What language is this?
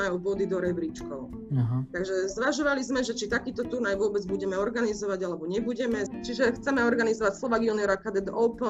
Slovak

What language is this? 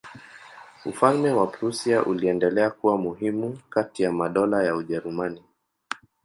Swahili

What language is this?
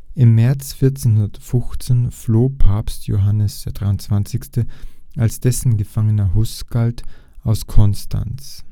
German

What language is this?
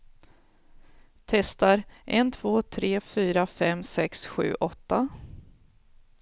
Swedish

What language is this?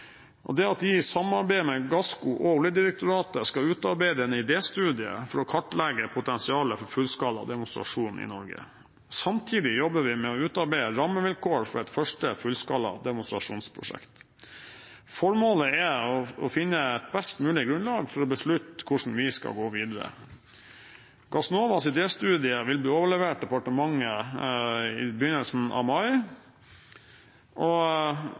Norwegian Bokmål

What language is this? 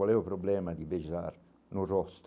Portuguese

